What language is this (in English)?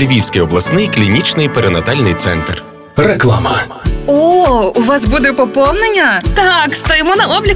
Ukrainian